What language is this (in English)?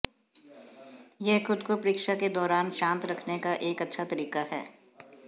Hindi